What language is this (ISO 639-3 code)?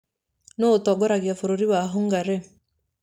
kik